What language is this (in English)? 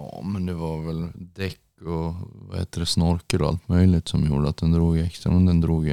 Swedish